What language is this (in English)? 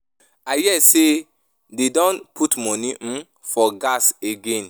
Nigerian Pidgin